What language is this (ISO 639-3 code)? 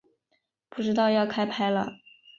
zho